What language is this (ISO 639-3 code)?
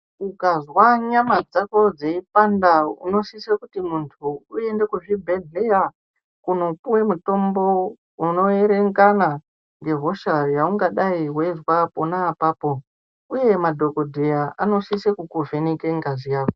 ndc